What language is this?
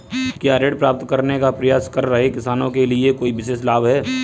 Hindi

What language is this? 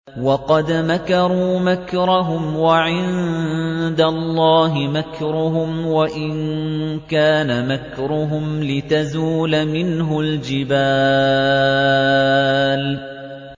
Arabic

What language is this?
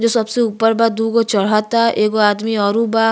Bhojpuri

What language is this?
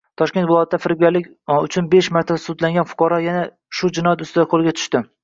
Uzbek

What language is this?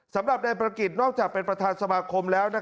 Thai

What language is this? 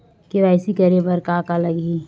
Chhattisgarhi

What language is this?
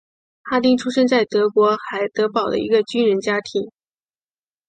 Chinese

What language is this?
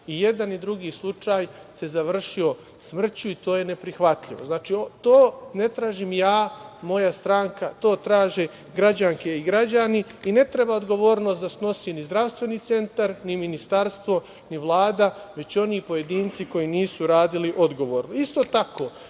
Serbian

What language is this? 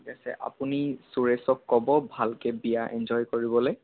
Assamese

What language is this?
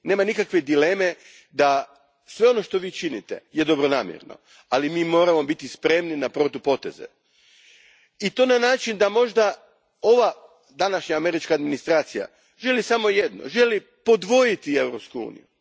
Croatian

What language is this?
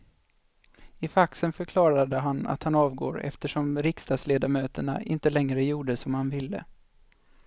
Swedish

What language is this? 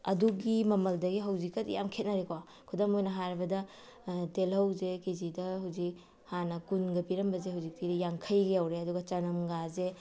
Manipuri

